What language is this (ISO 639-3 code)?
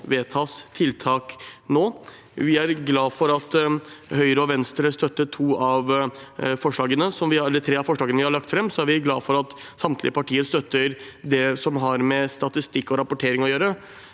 nor